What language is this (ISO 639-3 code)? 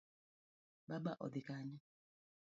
luo